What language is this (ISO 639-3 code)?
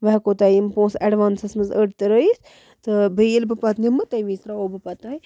kas